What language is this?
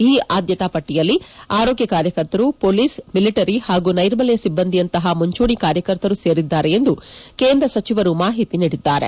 Kannada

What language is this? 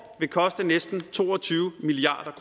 Danish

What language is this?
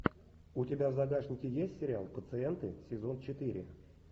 Russian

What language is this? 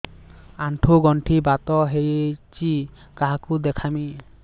Odia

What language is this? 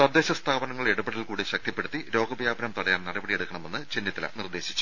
Malayalam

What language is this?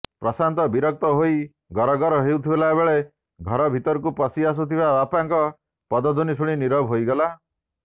Odia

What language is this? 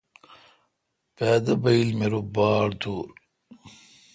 Kalkoti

